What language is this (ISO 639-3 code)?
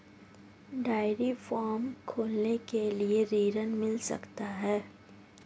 hin